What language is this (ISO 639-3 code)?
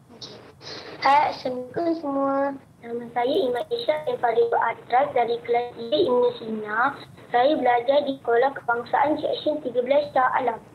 msa